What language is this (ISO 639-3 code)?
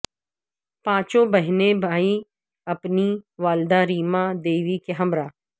urd